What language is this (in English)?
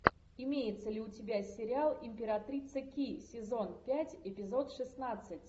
Russian